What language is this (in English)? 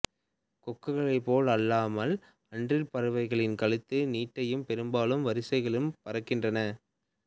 Tamil